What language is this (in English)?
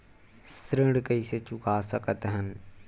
Chhattisgarhi